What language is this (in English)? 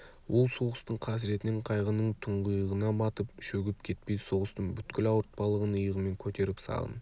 Kazakh